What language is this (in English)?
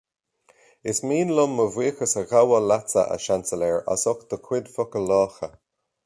Irish